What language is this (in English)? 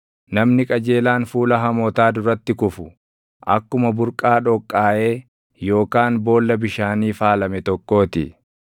Oromo